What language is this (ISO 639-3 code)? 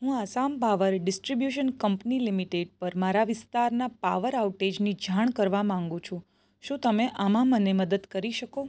guj